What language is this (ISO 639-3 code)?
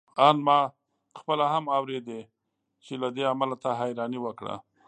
pus